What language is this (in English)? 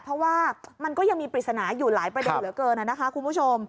Thai